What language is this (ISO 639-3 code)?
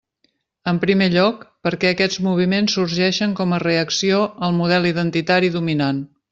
cat